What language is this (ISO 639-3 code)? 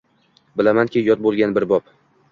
uzb